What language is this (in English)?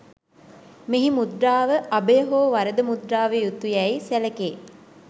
Sinhala